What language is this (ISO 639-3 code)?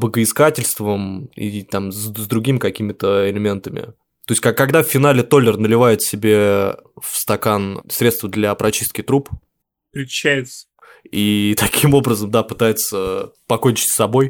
rus